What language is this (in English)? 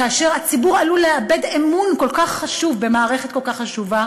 Hebrew